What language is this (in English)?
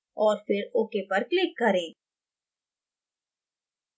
Hindi